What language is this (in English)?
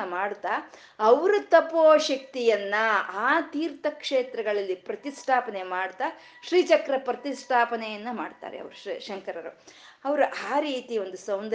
Kannada